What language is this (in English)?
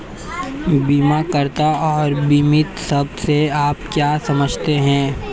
Hindi